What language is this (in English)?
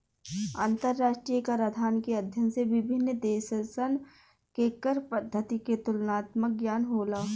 Bhojpuri